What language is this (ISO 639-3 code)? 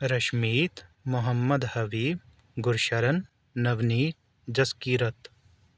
urd